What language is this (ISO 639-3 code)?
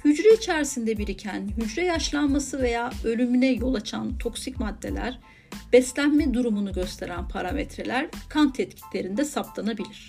tur